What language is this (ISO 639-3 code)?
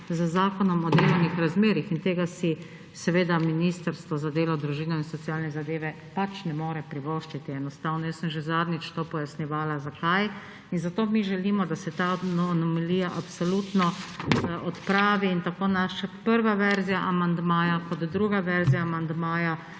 slv